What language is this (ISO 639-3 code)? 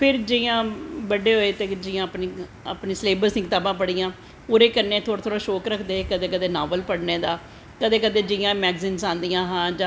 doi